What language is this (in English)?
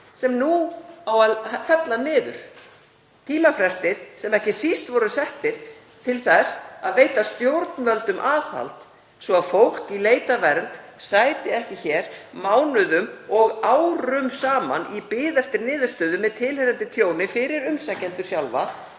Icelandic